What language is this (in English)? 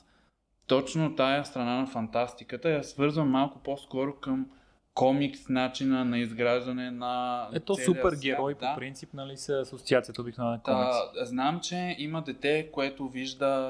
Bulgarian